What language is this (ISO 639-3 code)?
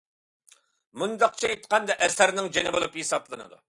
uig